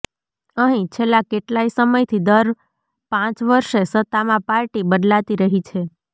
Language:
Gujarati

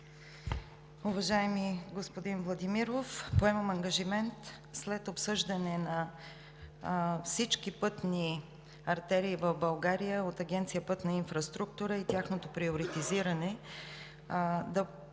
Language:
Bulgarian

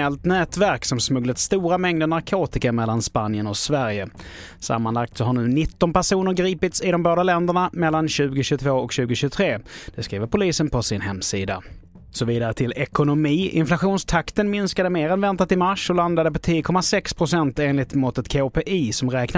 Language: Swedish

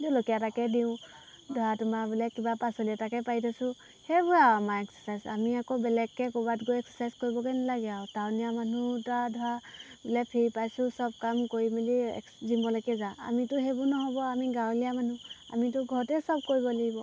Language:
Assamese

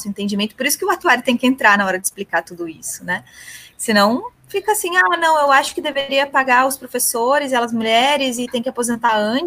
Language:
Portuguese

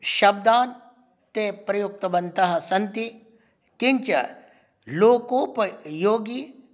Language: Sanskrit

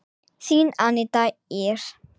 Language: Icelandic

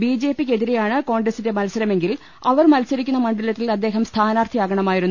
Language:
Malayalam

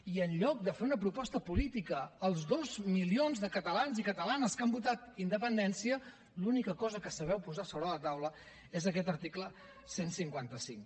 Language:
Catalan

